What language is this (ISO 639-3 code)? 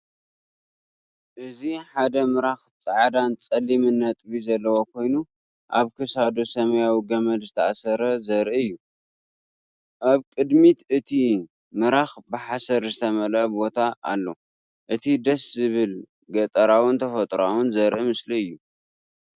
tir